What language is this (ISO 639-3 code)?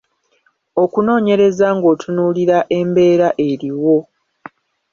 lug